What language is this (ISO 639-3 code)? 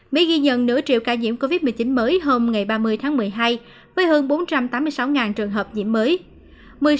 vie